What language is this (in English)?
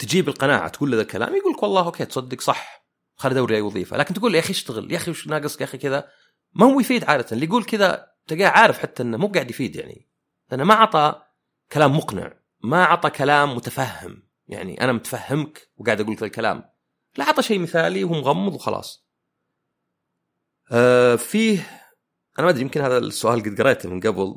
Arabic